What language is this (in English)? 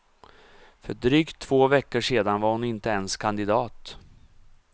Swedish